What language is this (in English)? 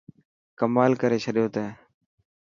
Dhatki